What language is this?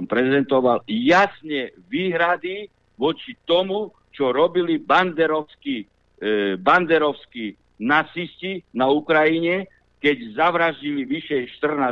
Slovak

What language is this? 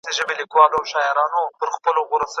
Pashto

